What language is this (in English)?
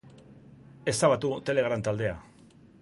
Basque